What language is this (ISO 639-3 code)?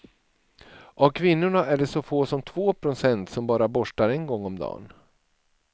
swe